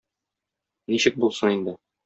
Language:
Tatar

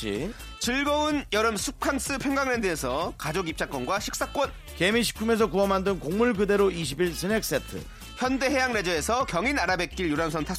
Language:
Korean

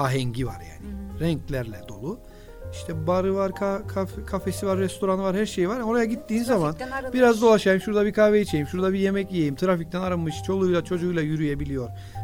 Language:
Turkish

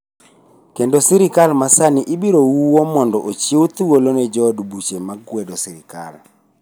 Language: Luo (Kenya and Tanzania)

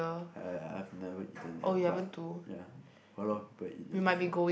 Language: English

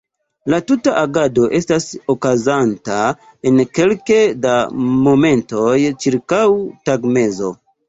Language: Esperanto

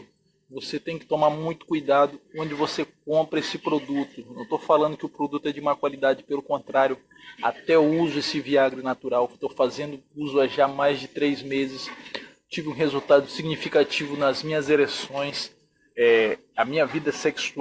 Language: Portuguese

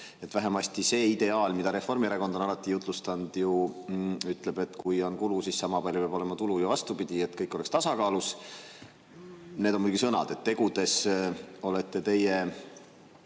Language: Estonian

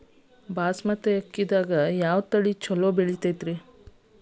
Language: Kannada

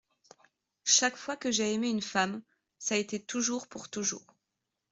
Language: French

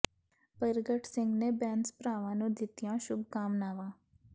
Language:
Punjabi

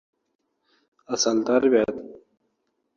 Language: Uzbek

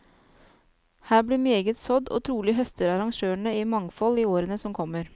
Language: Norwegian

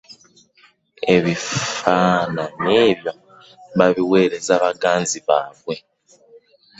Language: Ganda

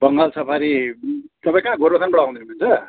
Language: Nepali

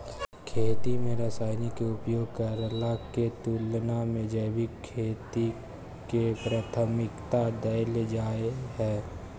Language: Maithili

